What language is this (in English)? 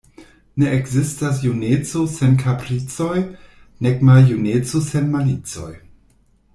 Esperanto